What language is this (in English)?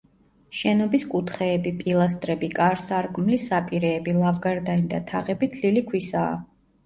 Georgian